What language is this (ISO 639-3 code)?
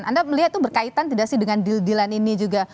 ind